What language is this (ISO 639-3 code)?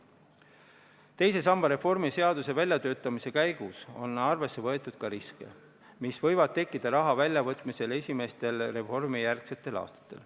est